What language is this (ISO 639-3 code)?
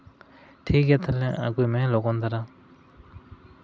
sat